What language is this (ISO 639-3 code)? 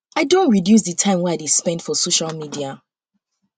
pcm